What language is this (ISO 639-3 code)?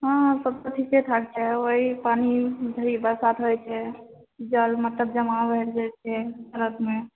mai